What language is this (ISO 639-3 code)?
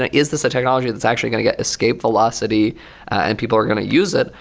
eng